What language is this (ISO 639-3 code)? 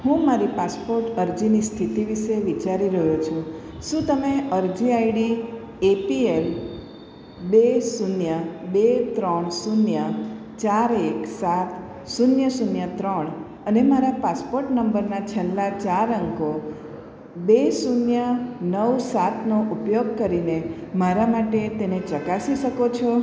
guj